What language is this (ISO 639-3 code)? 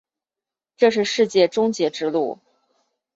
zho